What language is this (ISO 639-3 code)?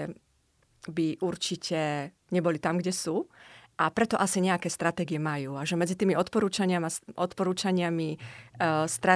slk